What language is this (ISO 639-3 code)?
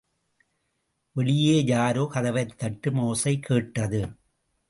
tam